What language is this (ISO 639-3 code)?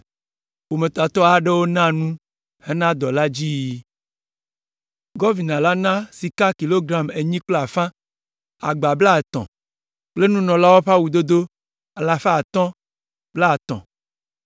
ewe